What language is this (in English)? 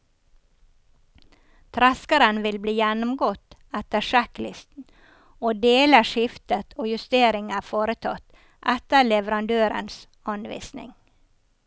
Norwegian